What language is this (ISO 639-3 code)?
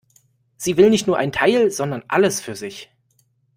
deu